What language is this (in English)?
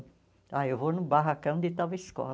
Portuguese